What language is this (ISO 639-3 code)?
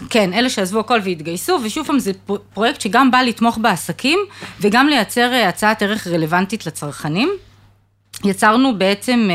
heb